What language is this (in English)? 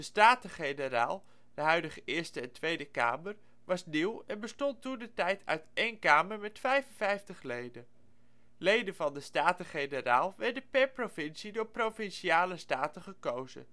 Dutch